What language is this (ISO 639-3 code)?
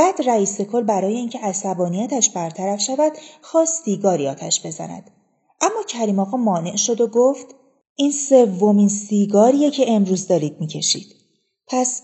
fas